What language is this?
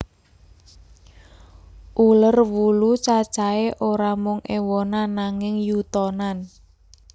Javanese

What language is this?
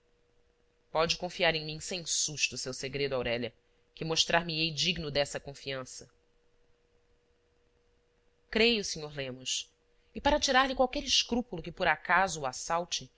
Portuguese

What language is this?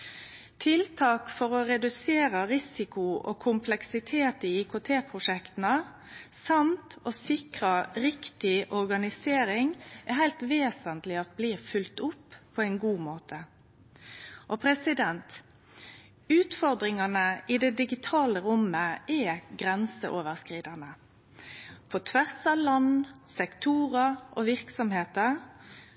Norwegian Nynorsk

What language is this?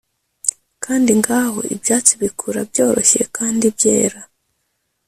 Kinyarwanda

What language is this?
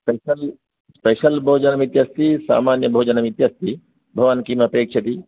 Sanskrit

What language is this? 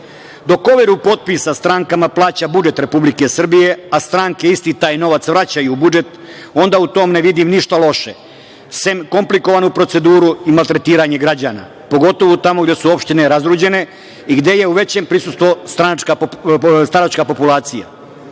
Serbian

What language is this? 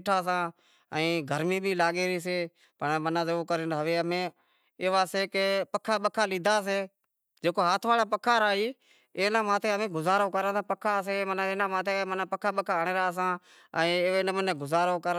Wadiyara Koli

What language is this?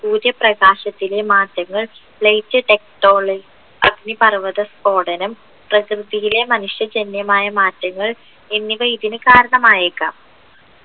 Malayalam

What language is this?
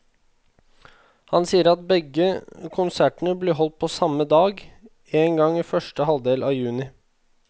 Norwegian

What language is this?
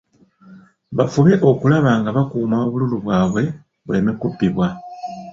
Ganda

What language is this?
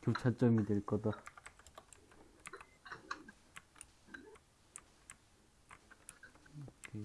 Korean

